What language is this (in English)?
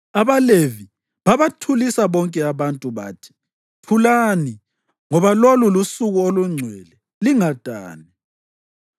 North Ndebele